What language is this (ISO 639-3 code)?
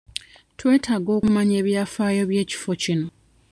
lug